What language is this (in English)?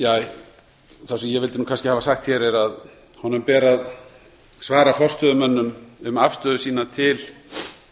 Icelandic